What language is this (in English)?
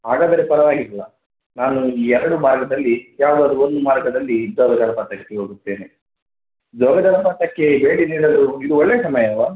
Kannada